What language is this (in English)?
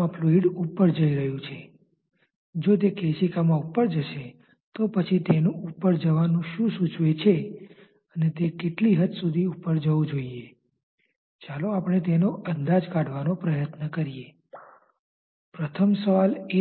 Gujarati